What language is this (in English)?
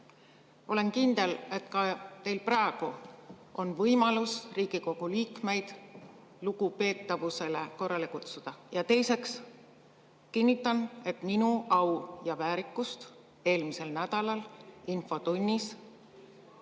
Estonian